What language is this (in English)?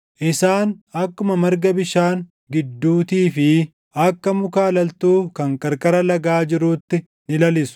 Oromo